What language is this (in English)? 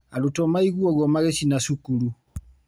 Kikuyu